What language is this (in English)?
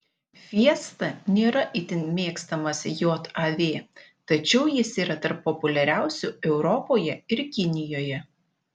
Lithuanian